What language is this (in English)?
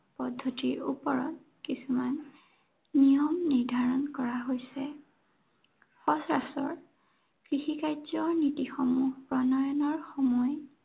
Assamese